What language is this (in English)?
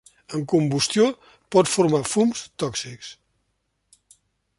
Catalan